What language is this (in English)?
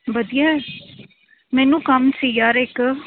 Punjabi